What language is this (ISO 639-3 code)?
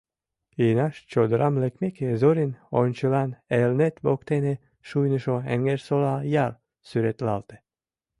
chm